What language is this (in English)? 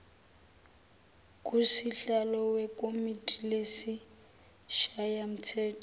Zulu